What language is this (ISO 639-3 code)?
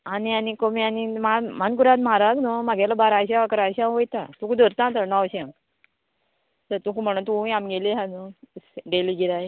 kok